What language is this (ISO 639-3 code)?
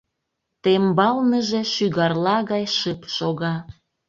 chm